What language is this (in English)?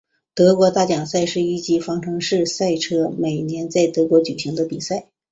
Chinese